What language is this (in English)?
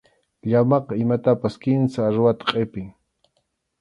Arequipa-La Unión Quechua